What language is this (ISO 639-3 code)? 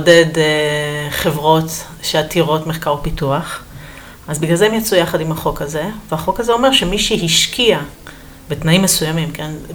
heb